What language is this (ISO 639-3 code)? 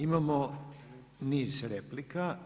hrv